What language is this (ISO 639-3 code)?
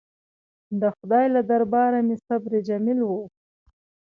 pus